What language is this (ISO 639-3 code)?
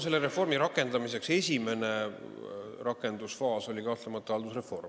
est